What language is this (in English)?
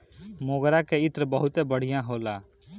Bhojpuri